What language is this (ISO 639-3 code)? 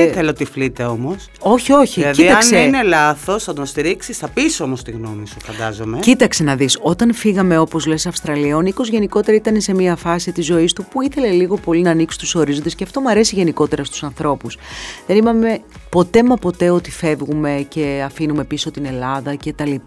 ell